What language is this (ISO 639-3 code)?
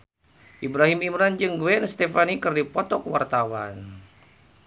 sun